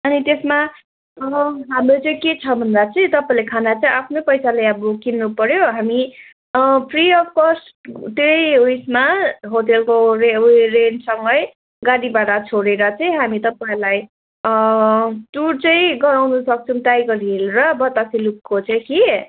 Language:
Nepali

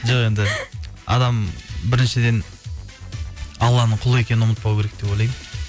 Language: Kazakh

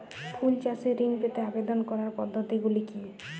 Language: Bangla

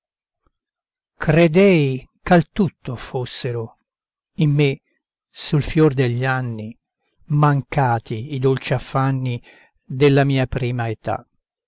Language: Italian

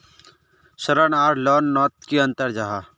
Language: Magahi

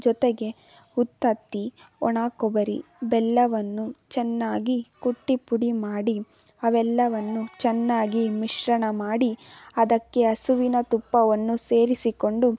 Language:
Kannada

